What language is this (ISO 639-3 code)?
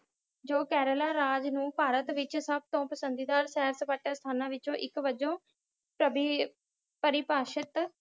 pan